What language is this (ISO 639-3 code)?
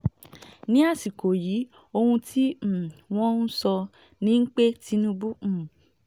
yor